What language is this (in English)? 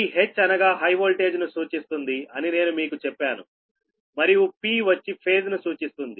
Telugu